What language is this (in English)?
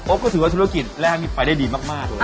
Thai